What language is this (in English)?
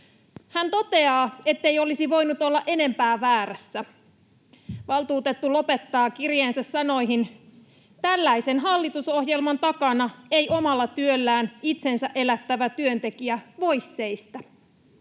Finnish